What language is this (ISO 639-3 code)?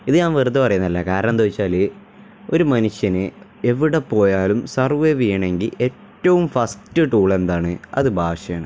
mal